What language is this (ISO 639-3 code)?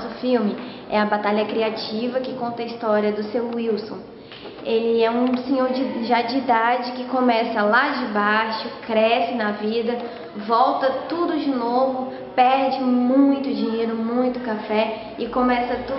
por